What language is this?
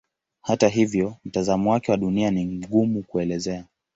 Swahili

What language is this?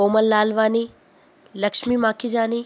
Sindhi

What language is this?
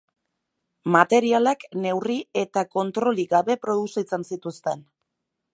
Basque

